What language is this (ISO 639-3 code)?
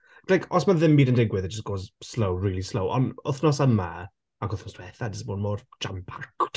cym